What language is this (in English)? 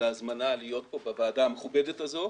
Hebrew